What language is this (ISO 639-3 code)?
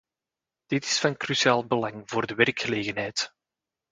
nld